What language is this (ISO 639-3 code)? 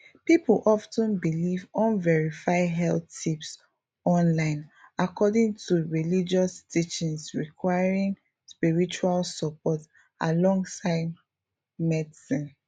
pcm